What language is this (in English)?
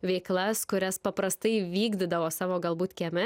Lithuanian